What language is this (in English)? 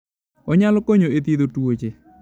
Luo (Kenya and Tanzania)